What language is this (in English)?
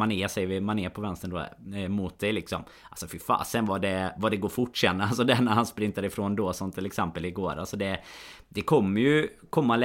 Swedish